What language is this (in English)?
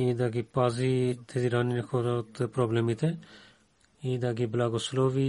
Bulgarian